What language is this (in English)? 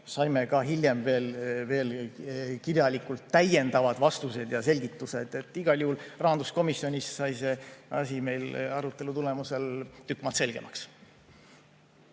Estonian